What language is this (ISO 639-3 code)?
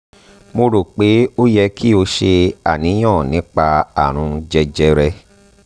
yor